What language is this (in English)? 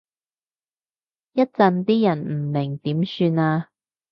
Cantonese